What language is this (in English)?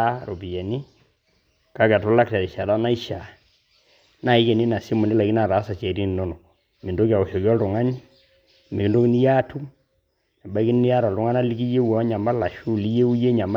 Masai